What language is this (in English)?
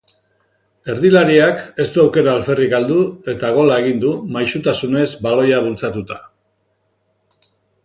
Basque